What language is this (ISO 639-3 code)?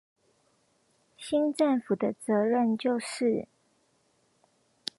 zho